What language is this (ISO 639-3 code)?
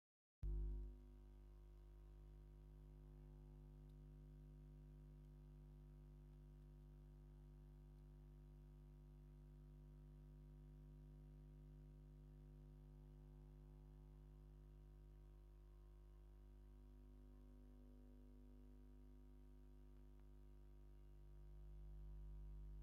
tir